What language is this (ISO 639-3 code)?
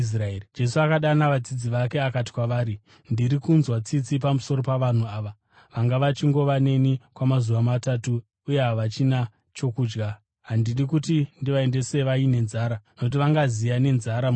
sna